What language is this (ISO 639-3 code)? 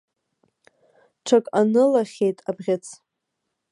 abk